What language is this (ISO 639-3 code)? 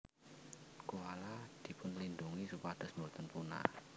jav